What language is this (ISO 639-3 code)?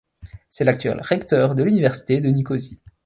fra